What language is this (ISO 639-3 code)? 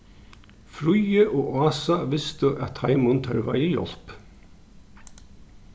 fao